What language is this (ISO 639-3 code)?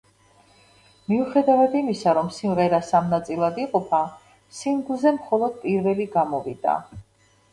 kat